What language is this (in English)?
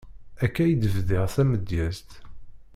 Kabyle